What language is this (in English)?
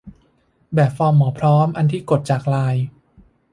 Thai